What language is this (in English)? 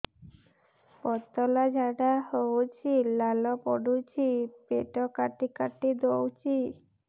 Odia